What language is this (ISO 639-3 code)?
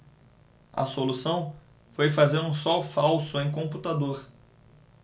por